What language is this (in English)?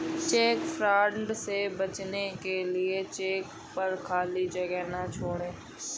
Hindi